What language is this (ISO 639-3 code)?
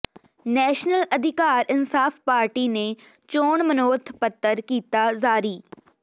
pan